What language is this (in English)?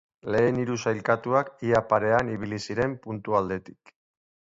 Basque